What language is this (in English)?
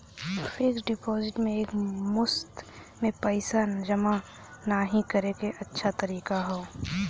Bhojpuri